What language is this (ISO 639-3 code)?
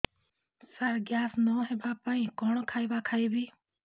ori